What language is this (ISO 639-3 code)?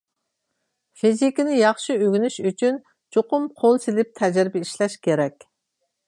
uig